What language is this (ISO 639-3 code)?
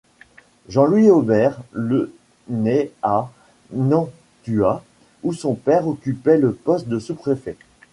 fra